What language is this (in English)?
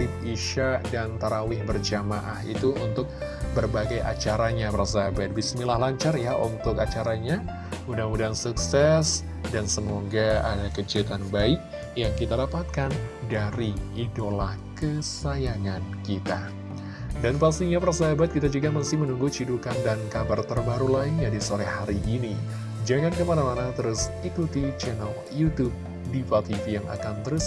Indonesian